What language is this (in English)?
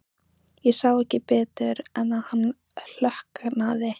Icelandic